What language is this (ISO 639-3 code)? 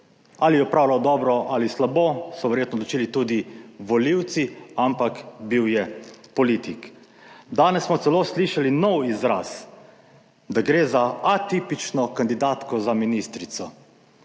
slv